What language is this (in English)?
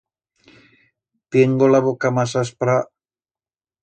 Aragonese